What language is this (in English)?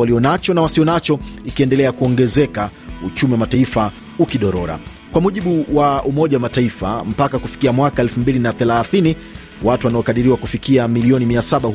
Swahili